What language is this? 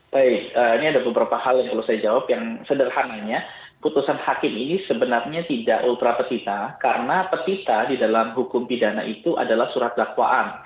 Indonesian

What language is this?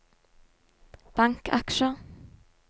Norwegian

